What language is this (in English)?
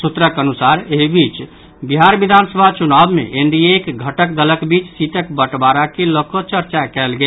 Maithili